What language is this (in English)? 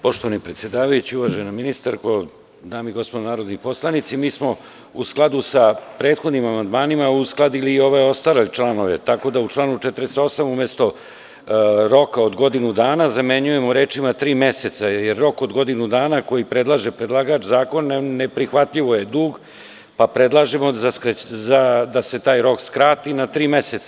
Serbian